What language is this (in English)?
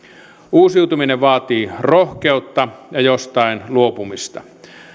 Finnish